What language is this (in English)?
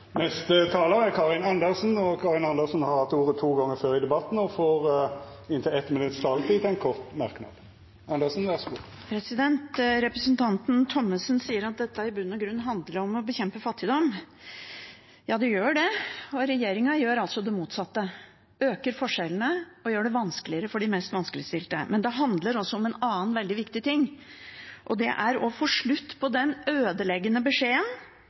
Norwegian